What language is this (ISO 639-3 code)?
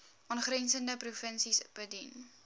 afr